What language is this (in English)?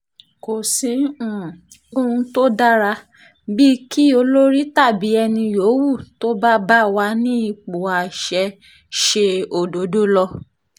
Yoruba